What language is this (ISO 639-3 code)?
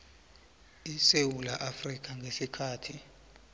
nbl